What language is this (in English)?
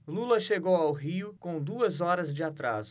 Portuguese